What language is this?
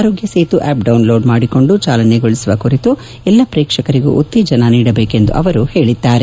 Kannada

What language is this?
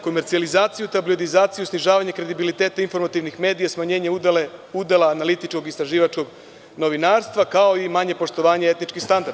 Serbian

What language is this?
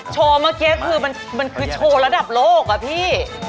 Thai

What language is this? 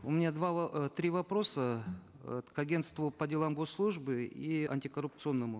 Kazakh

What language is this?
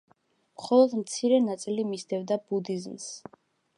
Georgian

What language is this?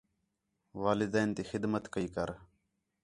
Khetrani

